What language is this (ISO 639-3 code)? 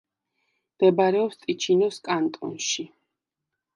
kat